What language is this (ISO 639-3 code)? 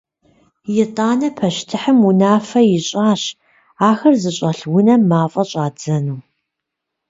kbd